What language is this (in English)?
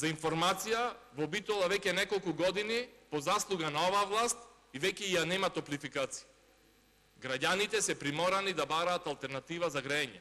Macedonian